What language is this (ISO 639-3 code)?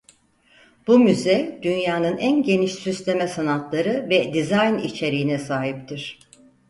tur